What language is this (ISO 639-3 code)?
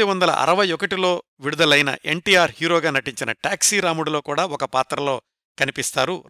tel